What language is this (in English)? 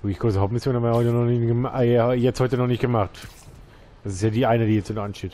German